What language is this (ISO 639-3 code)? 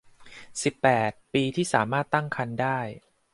tha